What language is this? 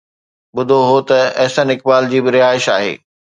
Sindhi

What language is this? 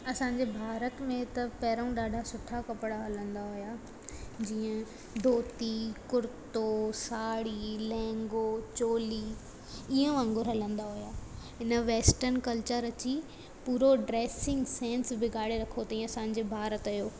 Sindhi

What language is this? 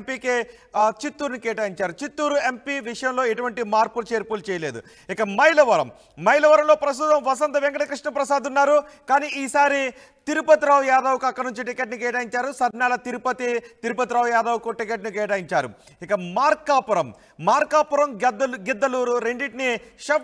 Telugu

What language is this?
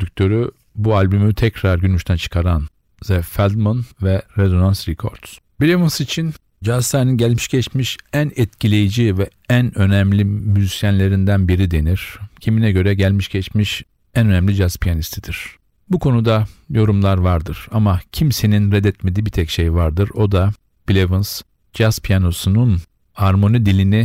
Turkish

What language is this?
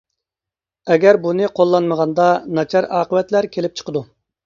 Uyghur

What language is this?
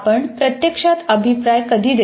Marathi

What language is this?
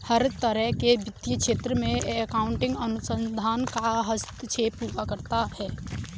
Hindi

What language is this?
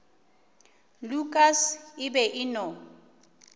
Northern Sotho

